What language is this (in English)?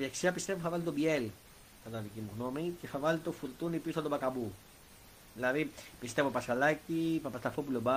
Greek